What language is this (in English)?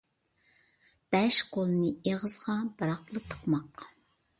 Uyghur